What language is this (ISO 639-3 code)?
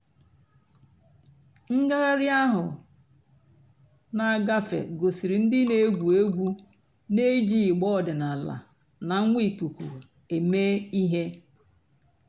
ibo